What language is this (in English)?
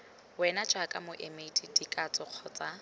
Tswana